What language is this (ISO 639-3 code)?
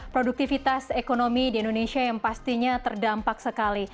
ind